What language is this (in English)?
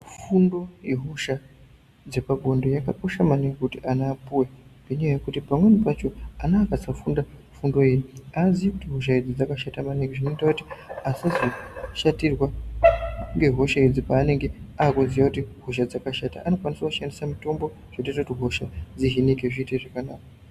Ndau